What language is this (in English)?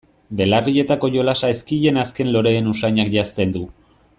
Basque